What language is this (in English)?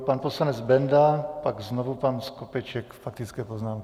Czech